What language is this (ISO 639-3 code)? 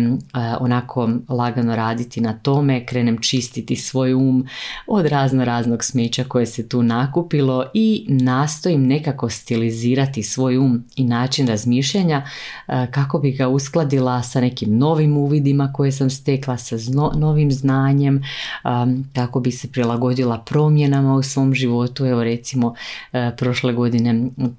hrv